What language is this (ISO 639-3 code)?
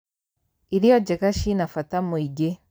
kik